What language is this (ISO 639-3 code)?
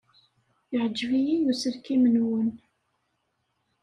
kab